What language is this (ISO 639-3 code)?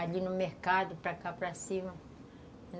por